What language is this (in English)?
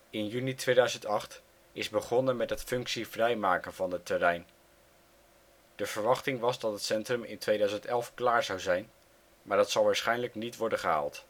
Dutch